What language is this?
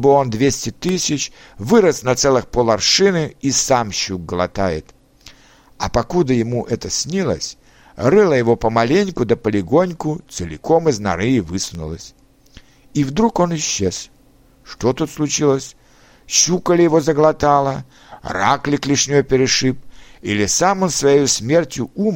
Russian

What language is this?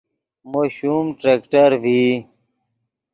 Yidgha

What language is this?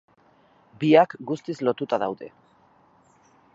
Basque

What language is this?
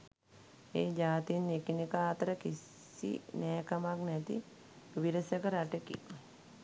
Sinhala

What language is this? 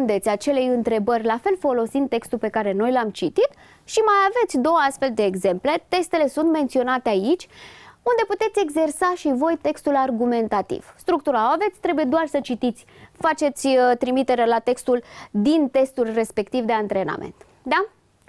Romanian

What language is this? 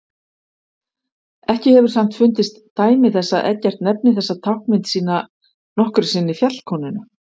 Icelandic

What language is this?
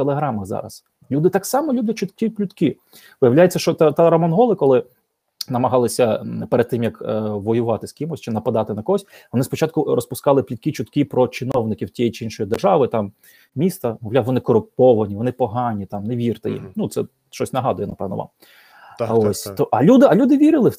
Ukrainian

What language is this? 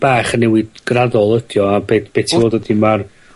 Welsh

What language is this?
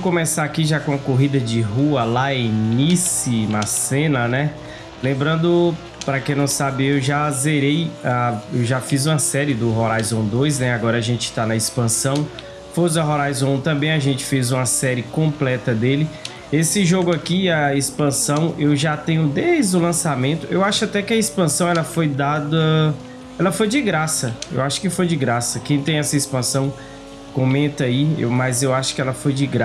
Portuguese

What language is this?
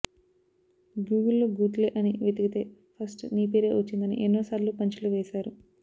Telugu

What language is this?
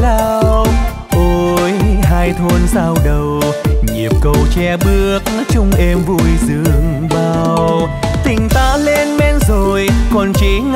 Vietnamese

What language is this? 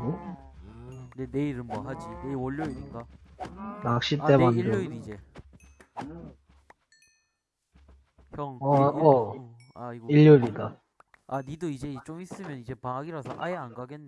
Korean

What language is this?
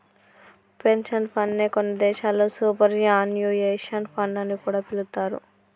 Telugu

